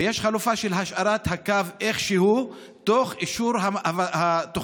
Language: Hebrew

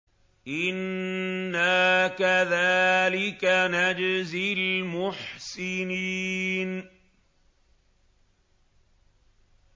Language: Arabic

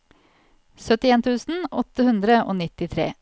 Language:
Norwegian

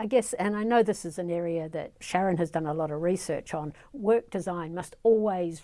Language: English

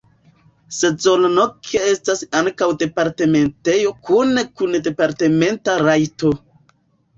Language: Esperanto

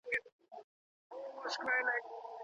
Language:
Pashto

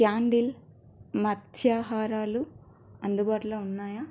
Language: Telugu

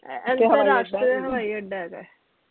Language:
Punjabi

